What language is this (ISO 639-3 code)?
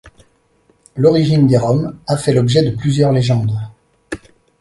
fra